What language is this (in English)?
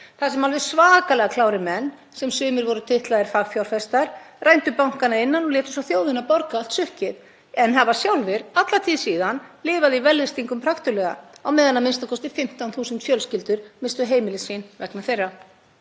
Icelandic